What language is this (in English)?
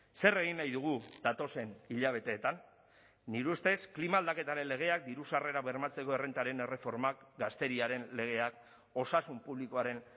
Basque